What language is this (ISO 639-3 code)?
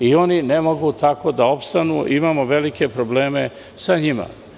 srp